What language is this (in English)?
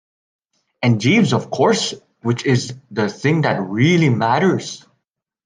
English